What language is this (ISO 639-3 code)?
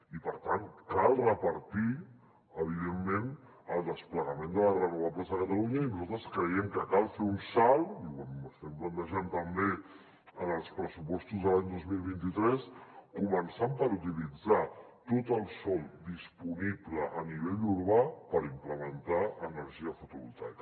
cat